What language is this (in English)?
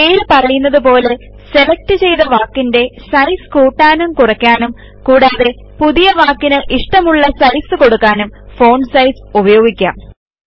Malayalam